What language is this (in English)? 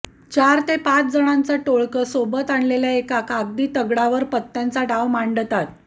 Marathi